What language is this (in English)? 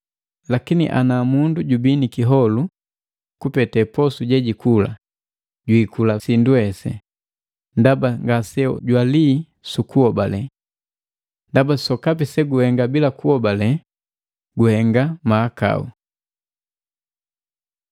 Matengo